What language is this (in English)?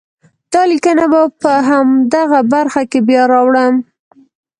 Pashto